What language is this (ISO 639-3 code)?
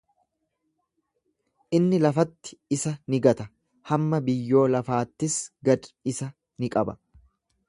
orm